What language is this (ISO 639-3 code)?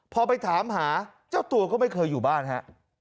tha